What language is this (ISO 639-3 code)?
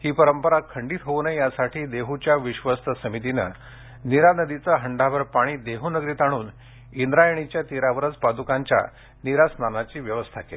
mar